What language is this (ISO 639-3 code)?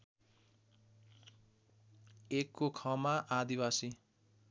nep